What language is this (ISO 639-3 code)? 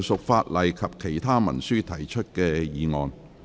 yue